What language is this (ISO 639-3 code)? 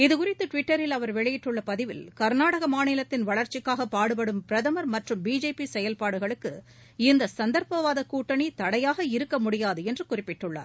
tam